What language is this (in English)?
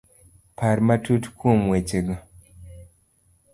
Luo (Kenya and Tanzania)